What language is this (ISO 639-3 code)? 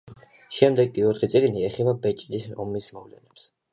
kat